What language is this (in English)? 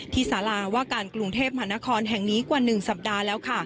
Thai